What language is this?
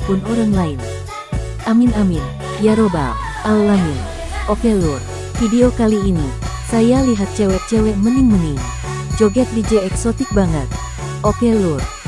Indonesian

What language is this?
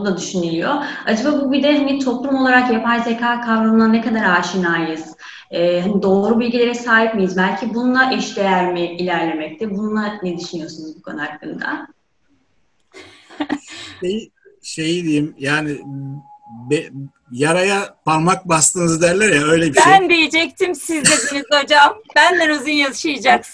Turkish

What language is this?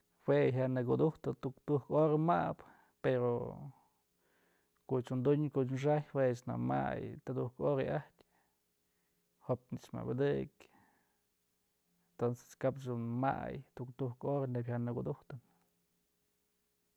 Mazatlán Mixe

